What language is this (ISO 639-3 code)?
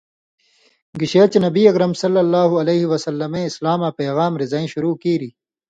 mvy